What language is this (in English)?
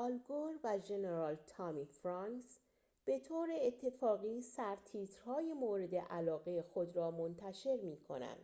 Persian